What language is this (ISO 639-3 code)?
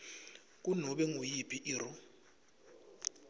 ssw